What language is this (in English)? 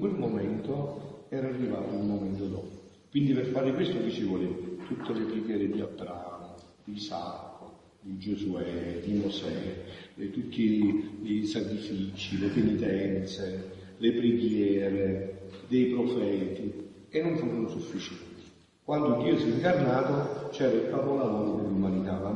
Italian